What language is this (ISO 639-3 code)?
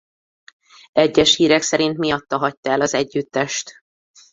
hun